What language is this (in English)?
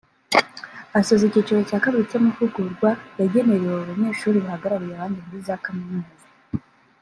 Kinyarwanda